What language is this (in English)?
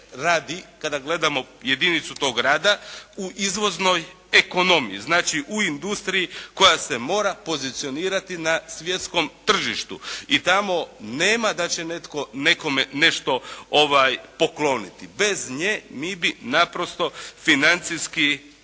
Croatian